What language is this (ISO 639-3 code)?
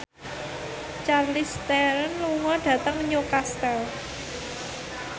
jav